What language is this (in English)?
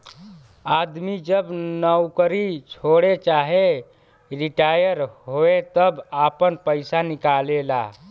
Bhojpuri